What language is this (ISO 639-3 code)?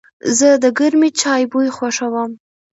pus